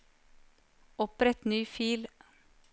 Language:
Norwegian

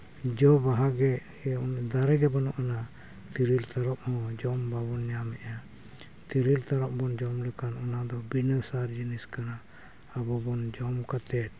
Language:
Santali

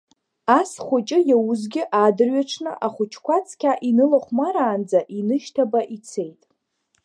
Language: Abkhazian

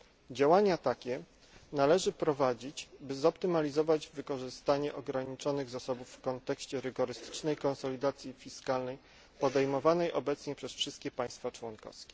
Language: Polish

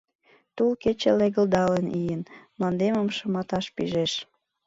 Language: Mari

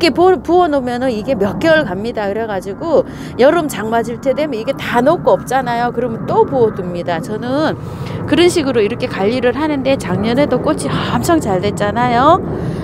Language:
Korean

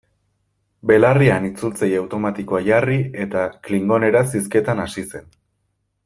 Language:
Basque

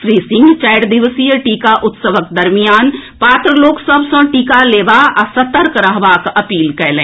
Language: Maithili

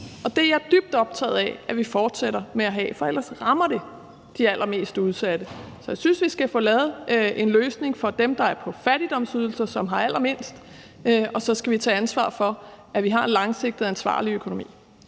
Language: Danish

